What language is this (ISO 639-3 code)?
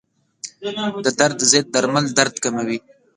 pus